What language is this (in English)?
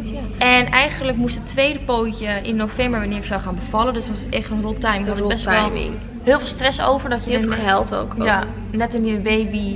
Dutch